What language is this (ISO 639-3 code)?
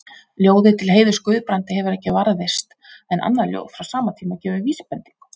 isl